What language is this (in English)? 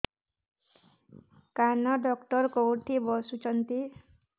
Odia